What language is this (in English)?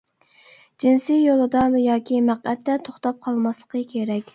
Uyghur